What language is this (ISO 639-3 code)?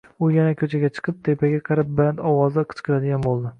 uzb